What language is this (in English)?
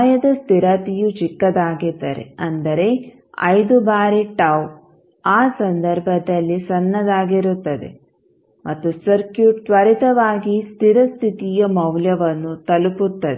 Kannada